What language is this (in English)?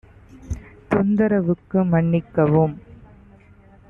Tamil